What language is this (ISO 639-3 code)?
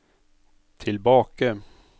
nor